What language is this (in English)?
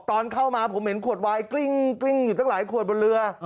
Thai